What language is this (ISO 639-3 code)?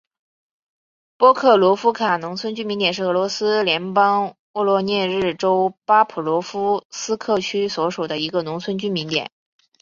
zho